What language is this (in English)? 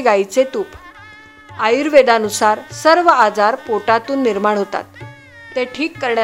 Marathi